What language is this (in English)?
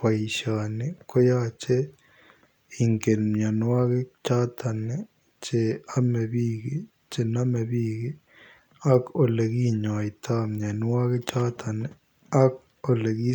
Kalenjin